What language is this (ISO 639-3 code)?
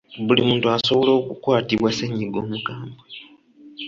lug